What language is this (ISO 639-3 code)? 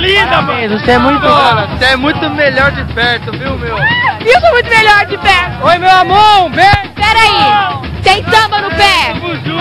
por